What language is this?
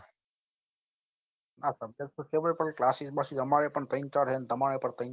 Gujarati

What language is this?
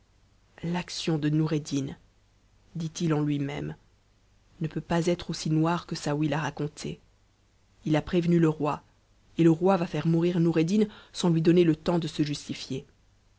French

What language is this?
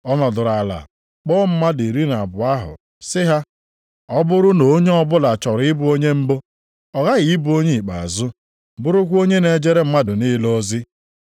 Igbo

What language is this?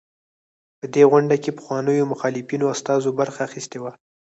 Pashto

